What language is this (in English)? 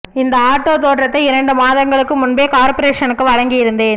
Tamil